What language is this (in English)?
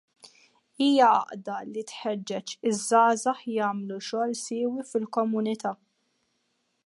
Maltese